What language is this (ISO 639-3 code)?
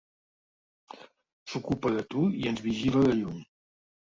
cat